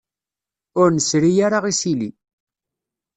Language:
Kabyle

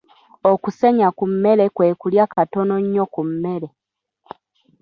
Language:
Ganda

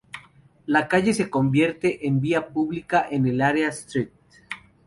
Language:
Spanish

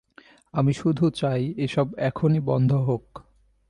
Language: Bangla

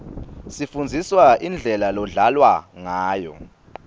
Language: Swati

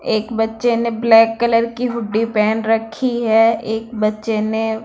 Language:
Hindi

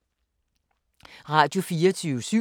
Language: Danish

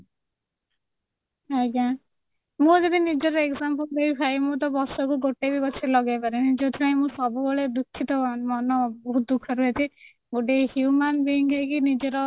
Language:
Odia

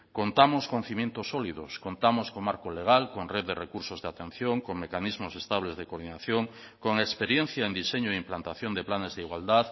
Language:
Spanish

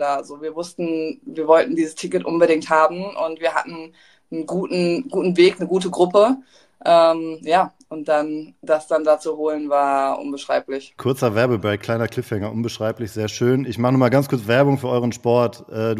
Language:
German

